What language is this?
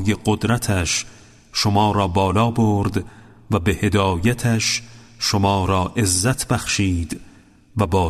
Persian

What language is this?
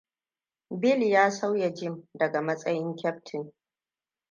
Hausa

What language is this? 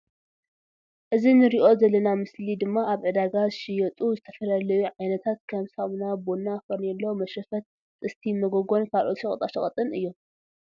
Tigrinya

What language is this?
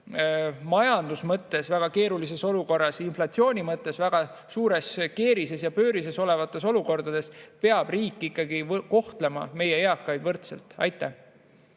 Estonian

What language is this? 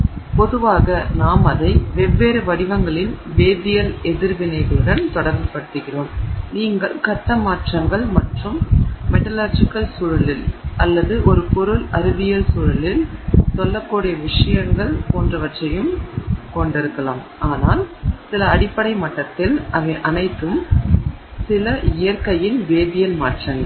Tamil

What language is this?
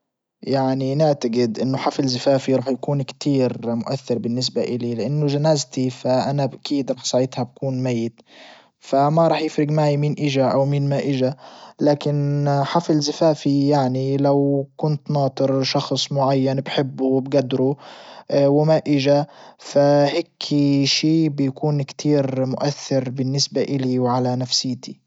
Libyan Arabic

